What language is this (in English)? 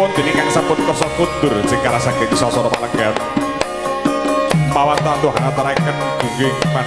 Indonesian